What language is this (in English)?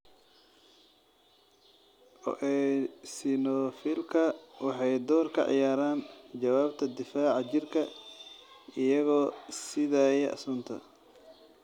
Somali